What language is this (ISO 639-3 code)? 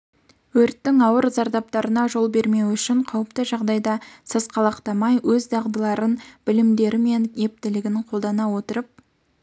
kaz